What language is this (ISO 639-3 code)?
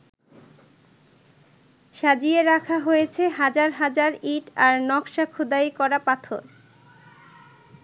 ben